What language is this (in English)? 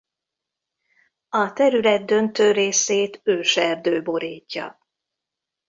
Hungarian